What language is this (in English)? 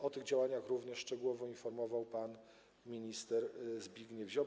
Polish